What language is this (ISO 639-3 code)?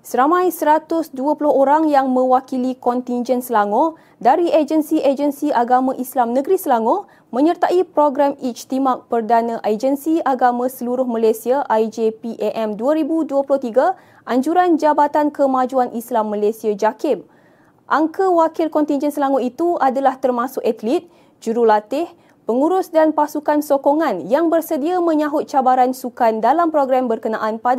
msa